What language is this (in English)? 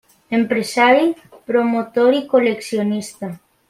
Catalan